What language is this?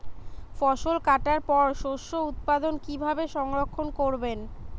Bangla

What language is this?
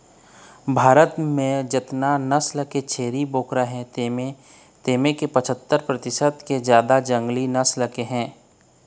Chhattisgarhi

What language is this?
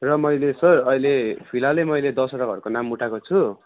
Nepali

